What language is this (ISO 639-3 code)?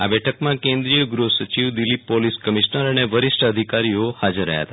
guj